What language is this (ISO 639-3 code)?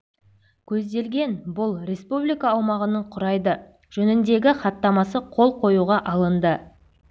kaz